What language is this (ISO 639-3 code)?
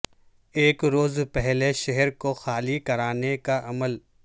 urd